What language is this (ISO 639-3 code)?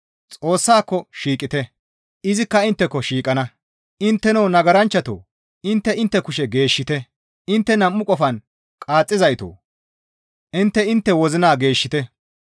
gmv